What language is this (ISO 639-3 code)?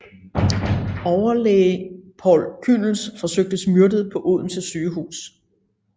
dan